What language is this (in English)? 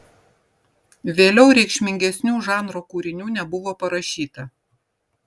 Lithuanian